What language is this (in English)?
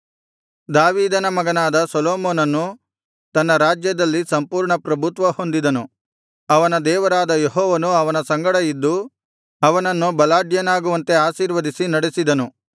Kannada